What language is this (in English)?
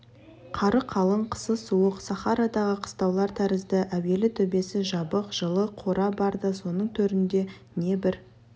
Kazakh